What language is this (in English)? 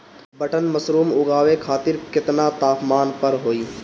Bhojpuri